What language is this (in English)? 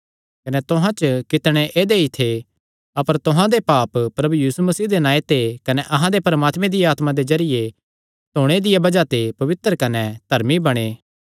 Kangri